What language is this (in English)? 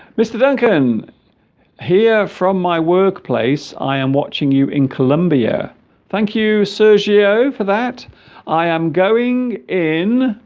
English